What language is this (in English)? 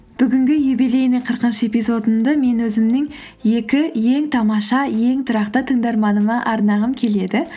Kazakh